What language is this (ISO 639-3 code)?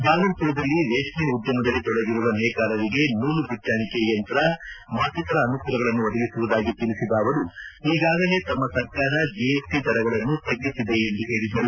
kan